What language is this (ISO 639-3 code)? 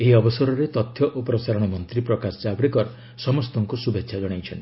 ori